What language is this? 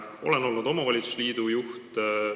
Estonian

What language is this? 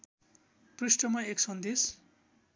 Nepali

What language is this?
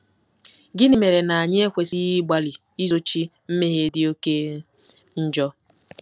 Igbo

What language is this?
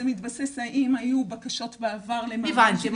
Hebrew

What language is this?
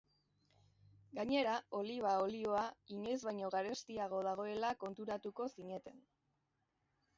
Basque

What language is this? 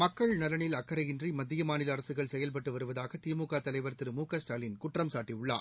Tamil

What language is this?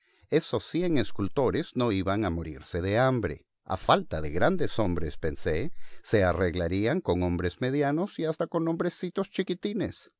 Spanish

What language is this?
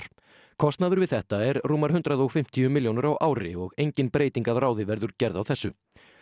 Icelandic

